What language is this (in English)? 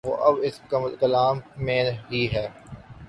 Urdu